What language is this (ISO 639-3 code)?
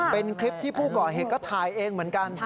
tha